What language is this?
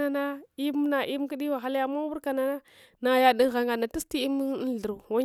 Hwana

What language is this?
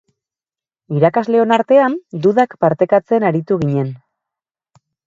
Basque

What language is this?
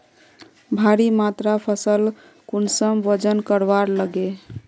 Magahi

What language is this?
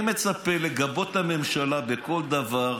Hebrew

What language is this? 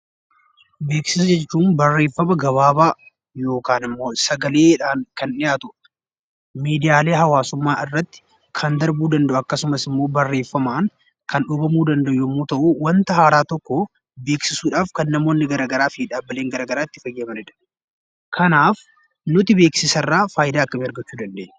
Oromo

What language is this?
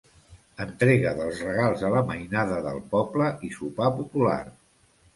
Catalan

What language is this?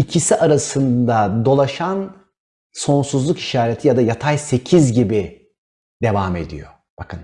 Turkish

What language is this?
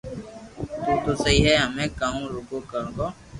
Loarki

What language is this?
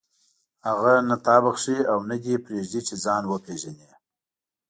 Pashto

